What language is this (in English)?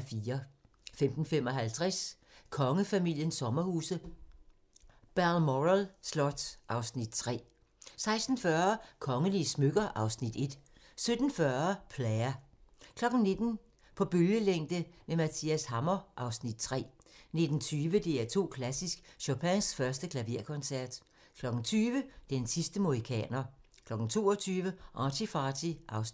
Danish